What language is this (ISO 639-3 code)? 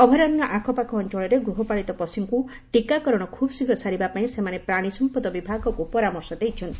ori